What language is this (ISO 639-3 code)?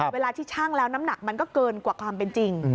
tha